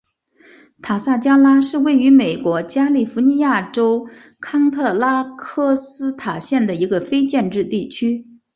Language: Chinese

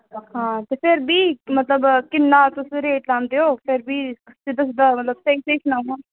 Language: Dogri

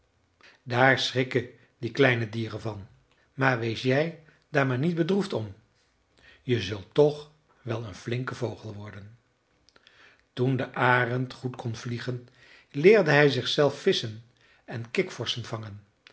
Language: Dutch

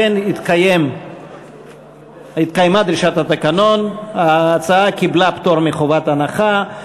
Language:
Hebrew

